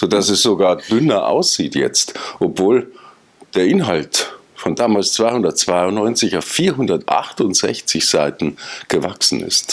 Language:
German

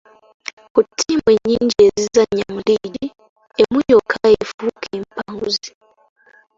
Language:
Ganda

